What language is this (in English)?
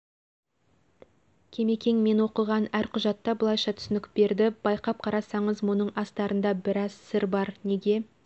Kazakh